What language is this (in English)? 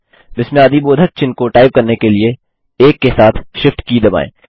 Hindi